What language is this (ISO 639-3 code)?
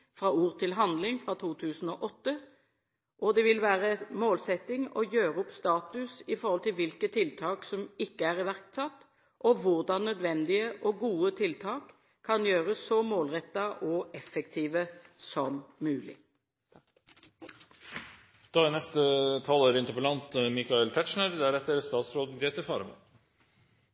nob